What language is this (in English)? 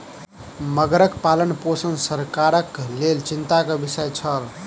Maithili